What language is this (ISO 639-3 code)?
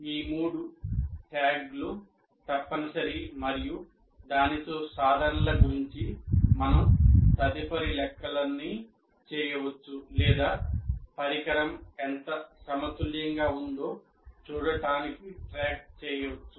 tel